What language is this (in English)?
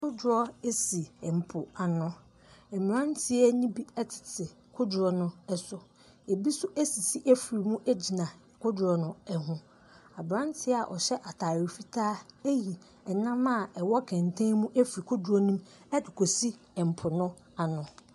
Akan